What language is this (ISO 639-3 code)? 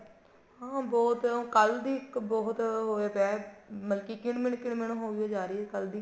pan